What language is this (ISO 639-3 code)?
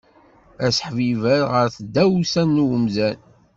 kab